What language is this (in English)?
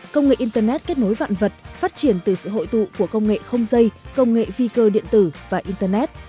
Vietnamese